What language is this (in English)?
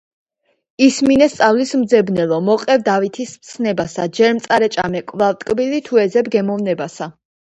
Georgian